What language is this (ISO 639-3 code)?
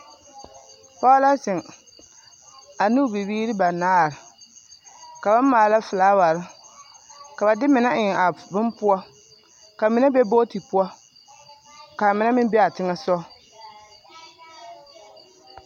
dga